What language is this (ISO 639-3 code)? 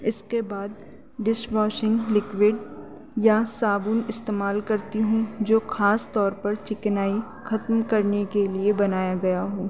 urd